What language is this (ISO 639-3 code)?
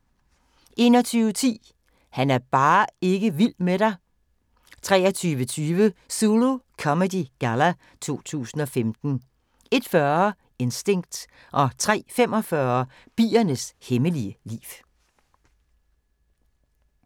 dan